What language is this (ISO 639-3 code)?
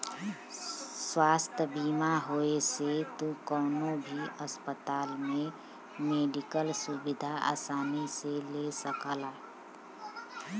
bho